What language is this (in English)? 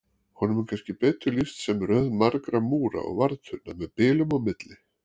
Icelandic